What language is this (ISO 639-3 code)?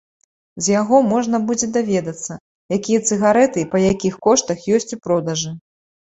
bel